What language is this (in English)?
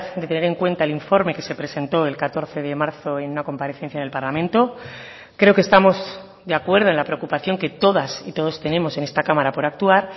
Spanish